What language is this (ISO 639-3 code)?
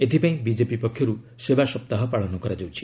ori